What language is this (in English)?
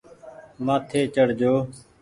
Goaria